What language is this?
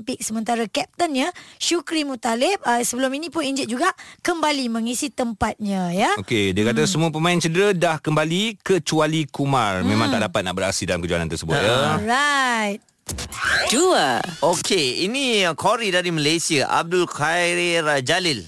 Malay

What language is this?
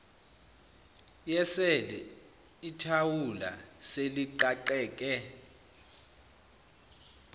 Zulu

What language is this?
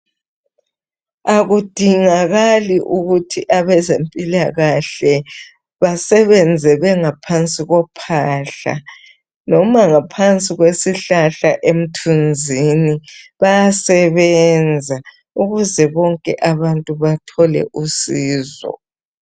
North Ndebele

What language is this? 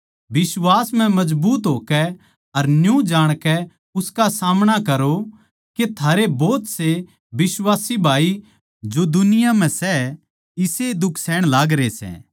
Haryanvi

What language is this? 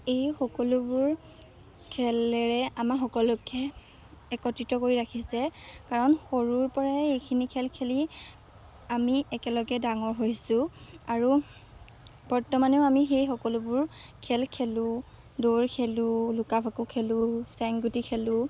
Assamese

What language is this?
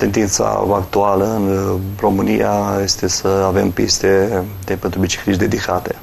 Romanian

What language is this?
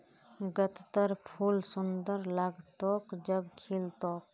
Magahi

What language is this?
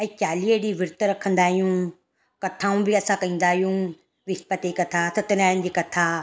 Sindhi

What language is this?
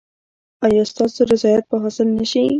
Pashto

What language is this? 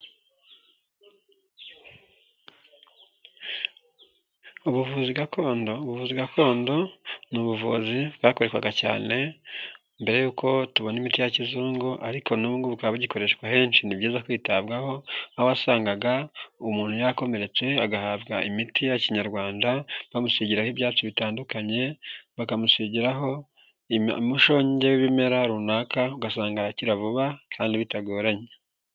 Kinyarwanda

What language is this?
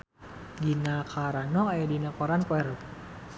Sundanese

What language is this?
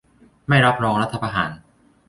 Thai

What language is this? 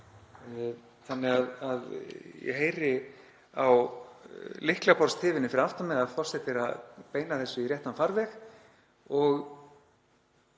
Icelandic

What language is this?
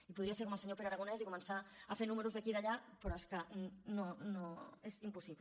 Catalan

